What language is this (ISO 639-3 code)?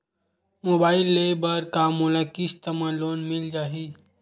hne